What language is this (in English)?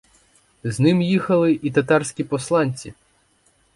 Ukrainian